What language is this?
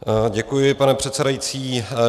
Czech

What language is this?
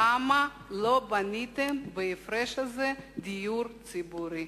Hebrew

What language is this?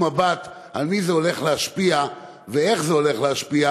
Hebrew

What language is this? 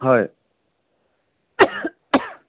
Assamese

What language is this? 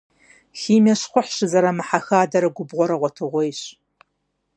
Kabardian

